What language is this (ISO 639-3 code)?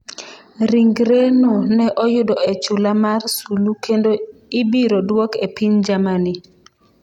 luo